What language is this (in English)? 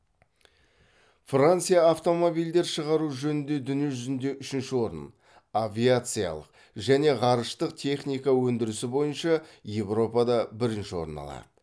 Kazakh